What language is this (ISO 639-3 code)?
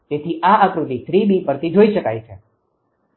guj